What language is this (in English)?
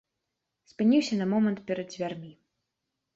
Belarusian